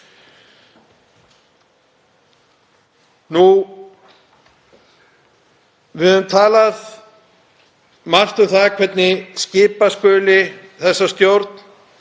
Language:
Icelandic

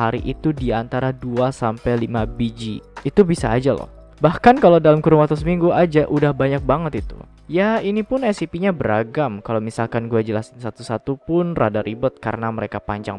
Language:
Indonesian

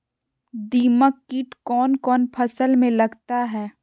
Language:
Magahi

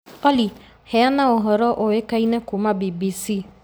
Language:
Kikuyu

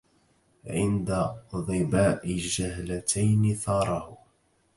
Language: Arabic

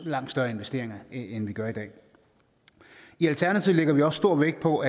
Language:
Danish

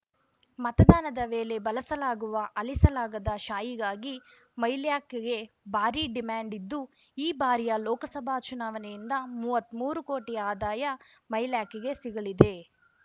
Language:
Kannada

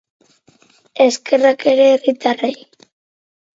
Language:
Basque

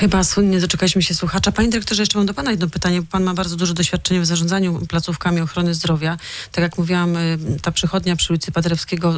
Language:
Polish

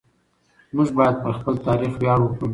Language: Pashto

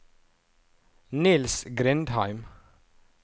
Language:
Norwegian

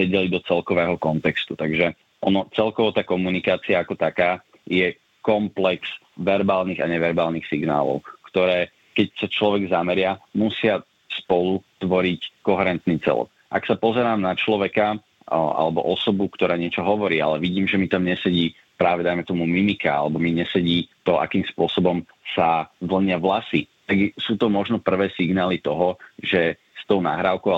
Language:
Slovak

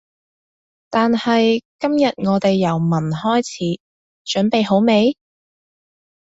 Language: Cantonese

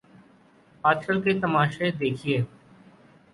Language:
Urdu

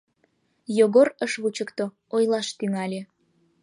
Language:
Mari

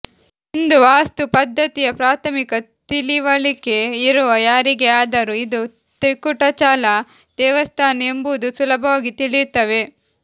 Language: Kannada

